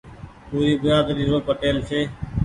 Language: Goaria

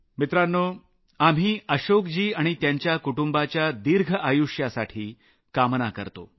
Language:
Marathi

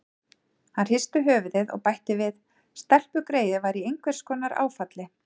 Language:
Icelandic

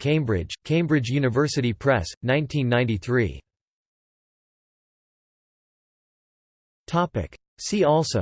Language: English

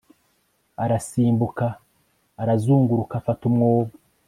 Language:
Kinyarwanda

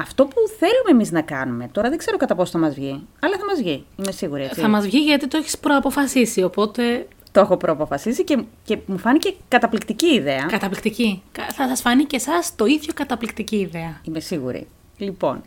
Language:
Greek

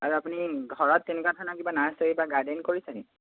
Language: Assamese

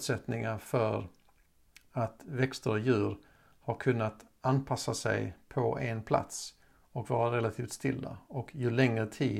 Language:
Swedish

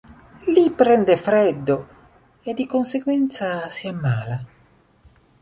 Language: Italian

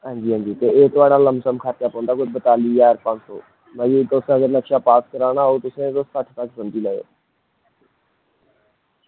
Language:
Dogri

